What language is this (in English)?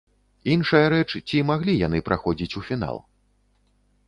Belarusian